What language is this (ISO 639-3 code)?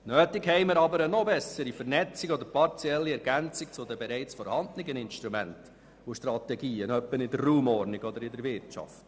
gsw